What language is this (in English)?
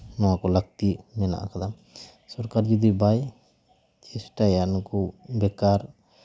Santali